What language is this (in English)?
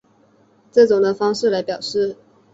Chinese